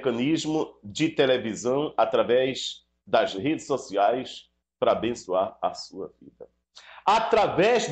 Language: Portuguese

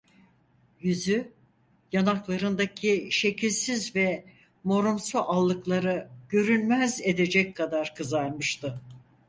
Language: Turkish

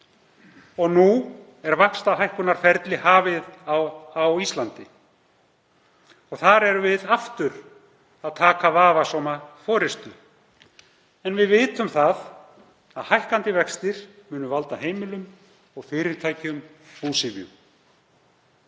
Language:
Icelandic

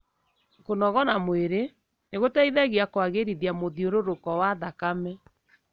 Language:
Kikuyu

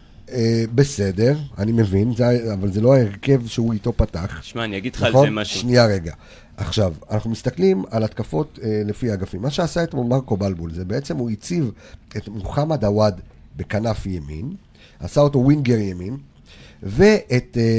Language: Hebrew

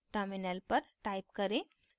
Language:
Hindi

